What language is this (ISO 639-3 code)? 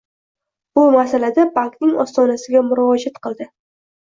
uzb